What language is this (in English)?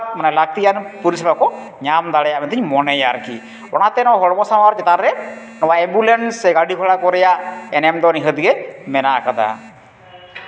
Santali